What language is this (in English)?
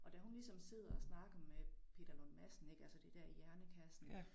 Danish